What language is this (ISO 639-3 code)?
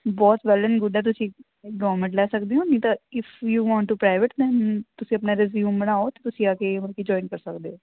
pan